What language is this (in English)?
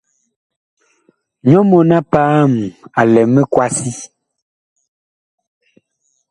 Bakoko